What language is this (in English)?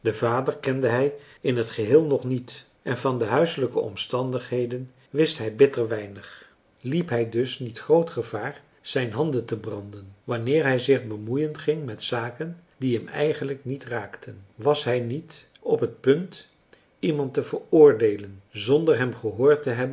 Dutch